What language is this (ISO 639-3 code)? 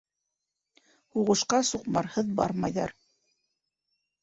bak